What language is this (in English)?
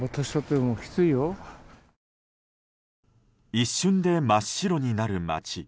Japanese